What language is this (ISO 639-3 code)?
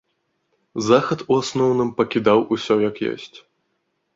bel